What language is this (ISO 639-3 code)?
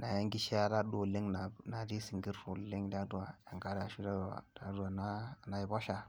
mas